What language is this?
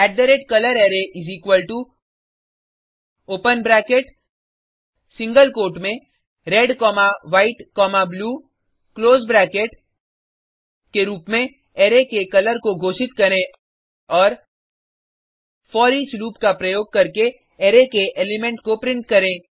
Hindi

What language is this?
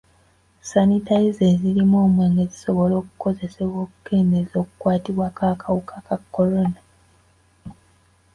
Ganda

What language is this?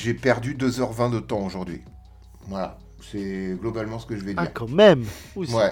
French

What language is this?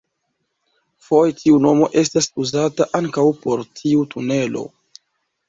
Esperanto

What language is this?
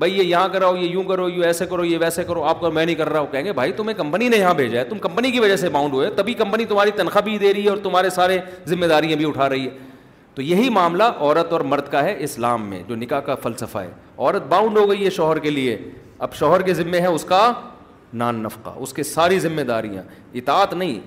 Urdu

